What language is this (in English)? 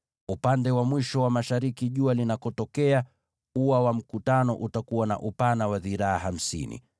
Swahili